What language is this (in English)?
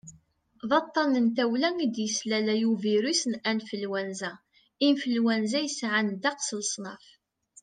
Kabyle